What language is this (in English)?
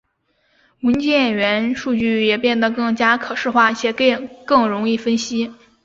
Chinese